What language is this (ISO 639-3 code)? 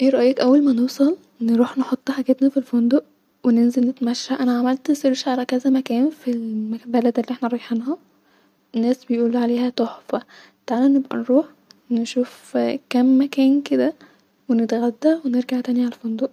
arz